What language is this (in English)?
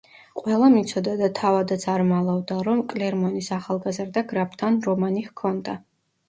Georgian